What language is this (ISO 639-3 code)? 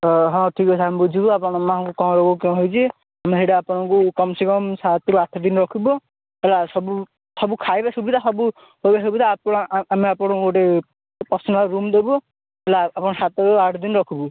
ori